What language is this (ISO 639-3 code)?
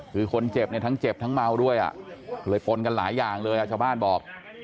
tha